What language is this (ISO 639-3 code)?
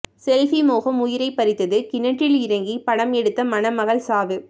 tam